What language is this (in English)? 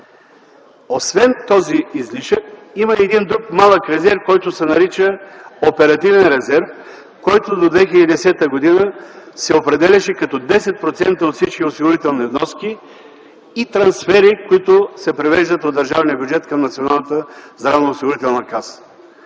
Bulgarian